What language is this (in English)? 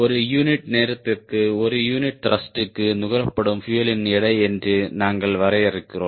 Tamil